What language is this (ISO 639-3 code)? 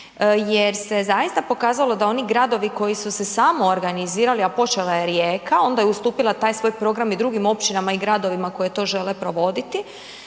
hrv